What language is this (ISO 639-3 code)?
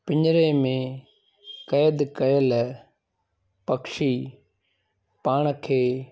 snd